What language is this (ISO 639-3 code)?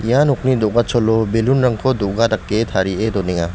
grt